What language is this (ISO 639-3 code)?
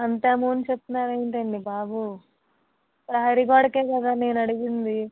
tel